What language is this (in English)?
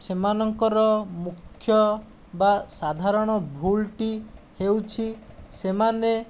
Odia